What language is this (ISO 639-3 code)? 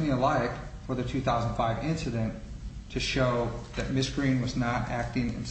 eng